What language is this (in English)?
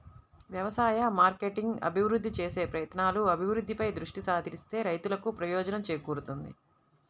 Telugu